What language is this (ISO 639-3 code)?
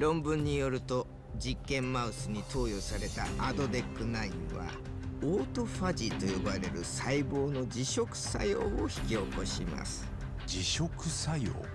jpn